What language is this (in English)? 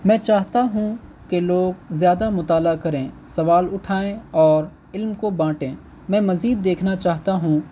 Urdu